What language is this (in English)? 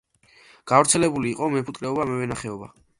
Georgian